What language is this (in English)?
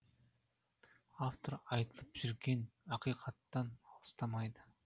Kazakh